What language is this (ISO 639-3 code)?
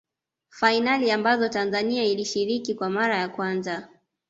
swa